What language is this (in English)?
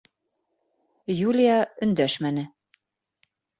Bashkir